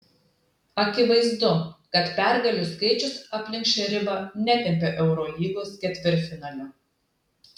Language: Lithuanian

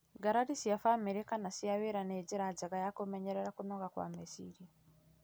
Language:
Kikuyu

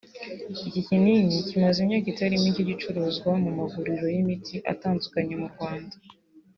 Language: Kinyarwanda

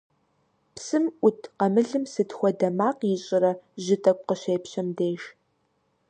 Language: Kabardian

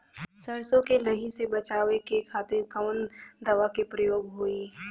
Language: Bhojpuri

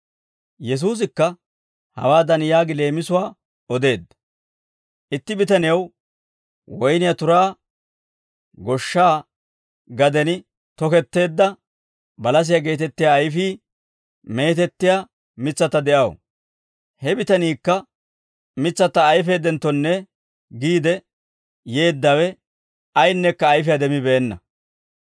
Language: Dawro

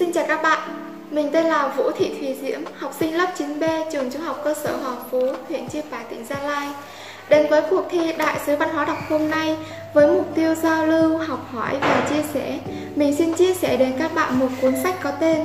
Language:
Vietnamese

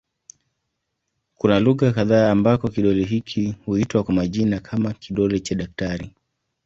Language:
Swahili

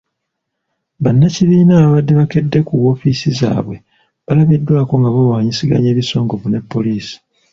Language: Ganda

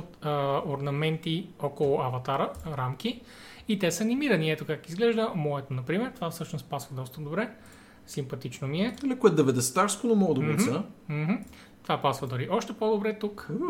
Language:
Bulgarian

